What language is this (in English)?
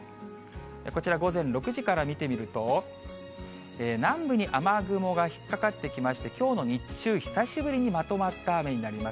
Japanese